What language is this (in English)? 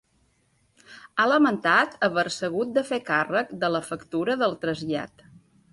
Catalan